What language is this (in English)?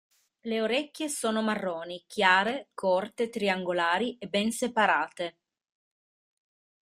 Italian